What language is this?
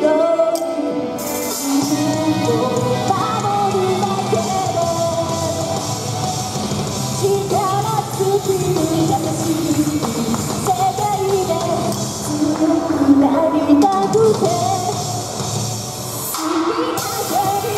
Turkish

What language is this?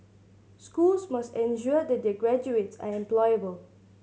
English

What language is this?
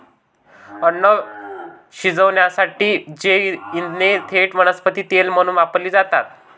Marathi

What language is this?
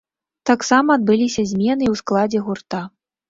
Belarusian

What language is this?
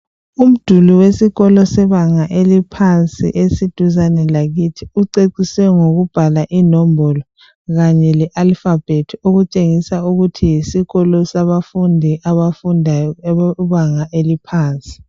North Ndebele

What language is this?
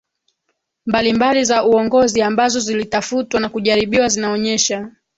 Swahili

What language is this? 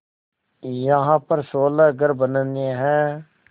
Hindi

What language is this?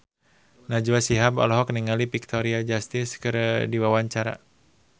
Sundanese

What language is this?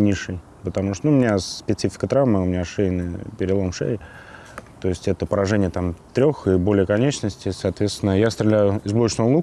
Russian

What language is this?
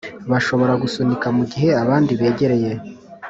Kinyarwanda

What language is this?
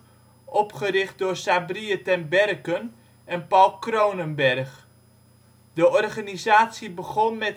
Dutch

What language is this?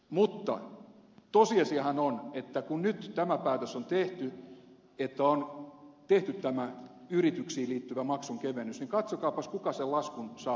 Finnish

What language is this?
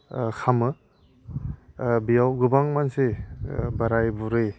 Bodo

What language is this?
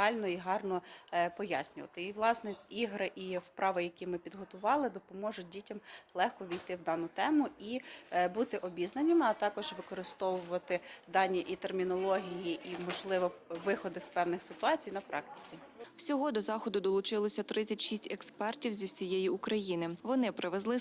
Ukrainian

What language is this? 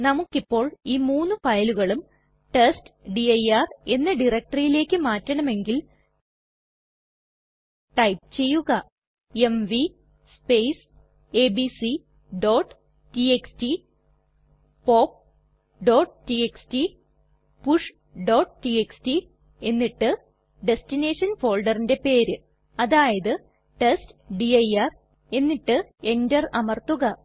Malayalam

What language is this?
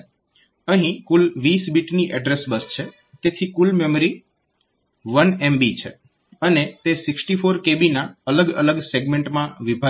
Gujarati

